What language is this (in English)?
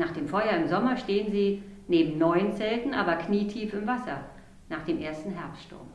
German